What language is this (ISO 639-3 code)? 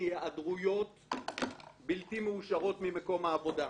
heb